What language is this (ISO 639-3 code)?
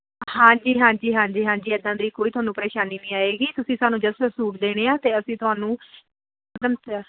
pan